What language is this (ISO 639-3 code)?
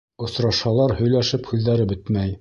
bak